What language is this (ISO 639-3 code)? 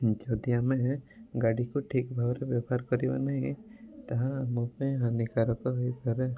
ori